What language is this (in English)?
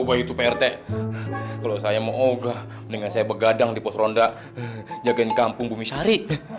Indonesian